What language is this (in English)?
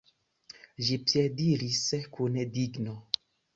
Esperanto